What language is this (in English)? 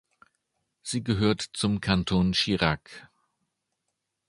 German